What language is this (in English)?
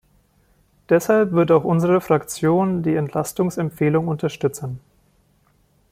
German